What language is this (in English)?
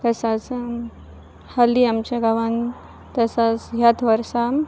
Konkani